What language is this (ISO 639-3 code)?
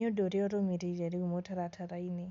kik